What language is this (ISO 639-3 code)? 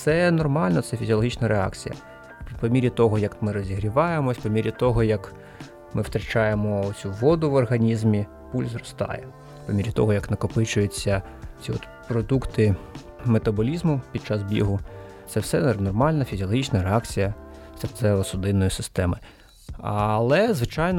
ukr